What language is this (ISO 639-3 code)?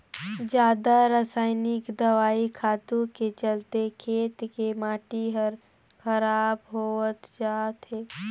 hne